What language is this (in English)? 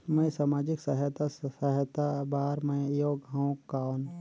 Chhattisgarhi